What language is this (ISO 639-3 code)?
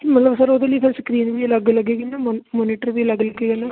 pan